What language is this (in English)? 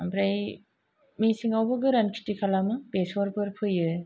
Bodo